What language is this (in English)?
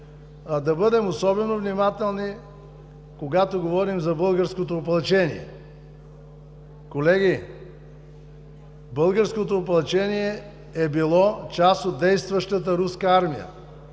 Bulgarian